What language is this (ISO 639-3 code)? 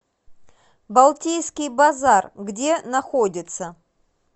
rus